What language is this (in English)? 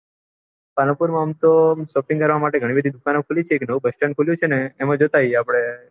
Gujarati